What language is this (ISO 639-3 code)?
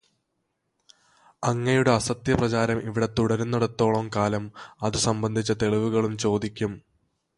mal